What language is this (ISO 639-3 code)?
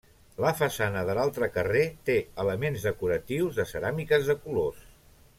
cat